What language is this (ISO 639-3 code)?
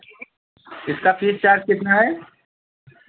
hin